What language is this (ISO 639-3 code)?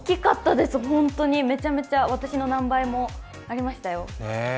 jpn